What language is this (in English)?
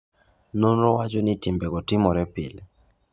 Luo (Kenya and Tanzania)